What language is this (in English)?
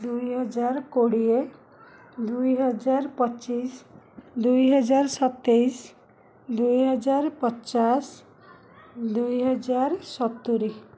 Odia